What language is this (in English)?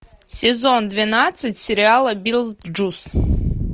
Russian